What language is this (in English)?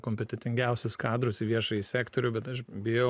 Lithuanian